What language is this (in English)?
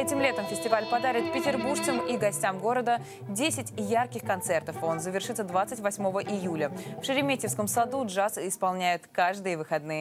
Russian